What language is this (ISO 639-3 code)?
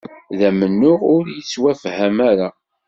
kab